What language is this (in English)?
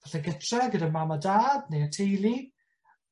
Welsh